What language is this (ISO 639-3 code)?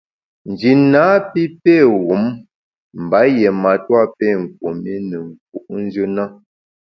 bax